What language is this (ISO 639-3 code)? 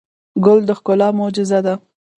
pus